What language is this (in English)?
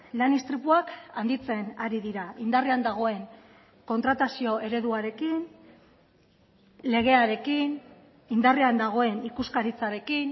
Basque